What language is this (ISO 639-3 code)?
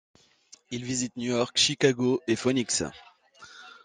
fra